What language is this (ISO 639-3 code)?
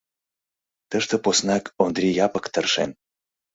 chm